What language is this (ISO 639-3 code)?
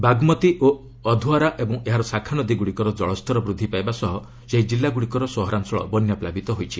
ori